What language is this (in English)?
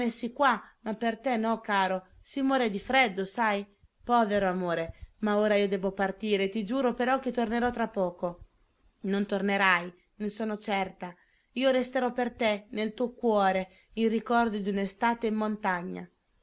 Italian